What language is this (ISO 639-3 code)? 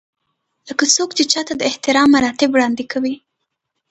pus